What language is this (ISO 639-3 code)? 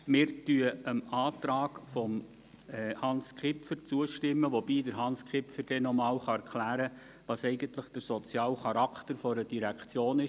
gsw